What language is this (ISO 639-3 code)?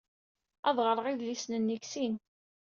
kab